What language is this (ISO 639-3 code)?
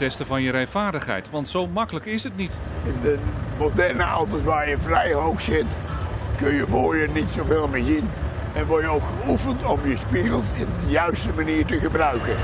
nld